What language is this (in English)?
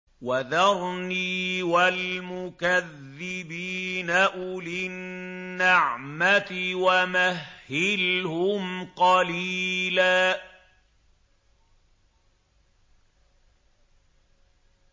Arabic